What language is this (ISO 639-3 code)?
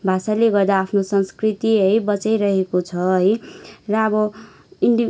nep